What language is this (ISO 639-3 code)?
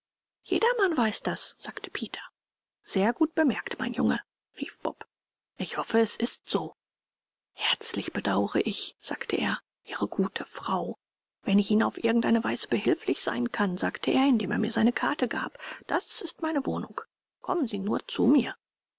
deu